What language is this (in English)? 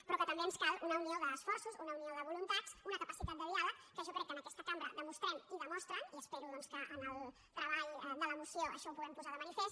Catalan